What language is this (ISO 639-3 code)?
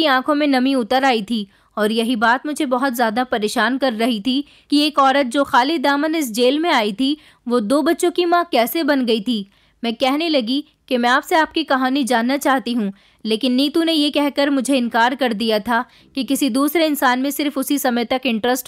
hin